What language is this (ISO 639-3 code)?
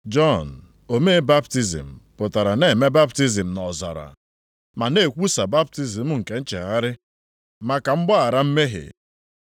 ibo